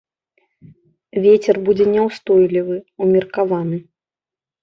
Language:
Belarusian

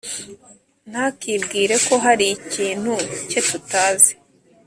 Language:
Kinyarwanda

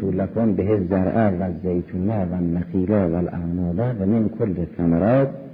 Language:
Persian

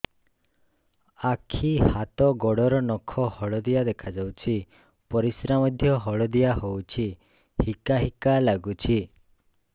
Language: Odia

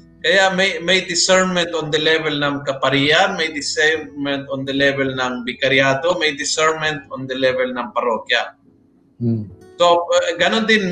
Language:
Filipino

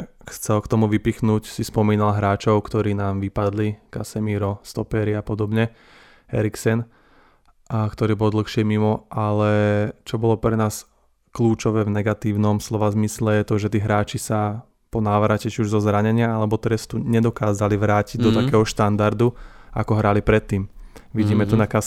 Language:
Slovak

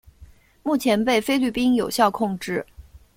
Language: Chinese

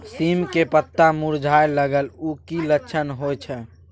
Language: Maithili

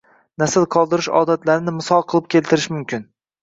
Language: Uzbek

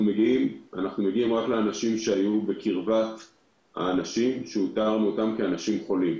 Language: Hebrew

